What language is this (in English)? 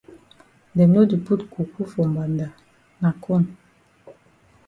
Cameroon Pidgin